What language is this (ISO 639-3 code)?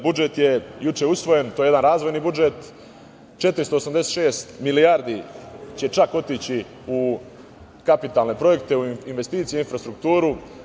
srp